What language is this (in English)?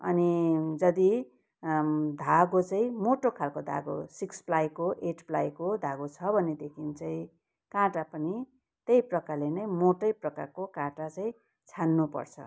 Nepali